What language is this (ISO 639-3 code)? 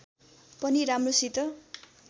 nep